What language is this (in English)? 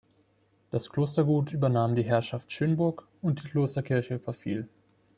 German